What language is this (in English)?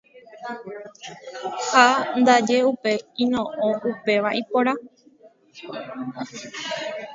Guarani